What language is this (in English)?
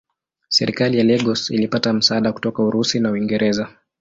Swahili